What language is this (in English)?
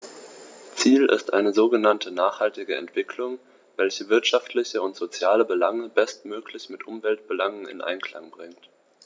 German